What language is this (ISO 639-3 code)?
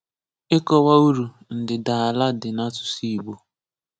ibo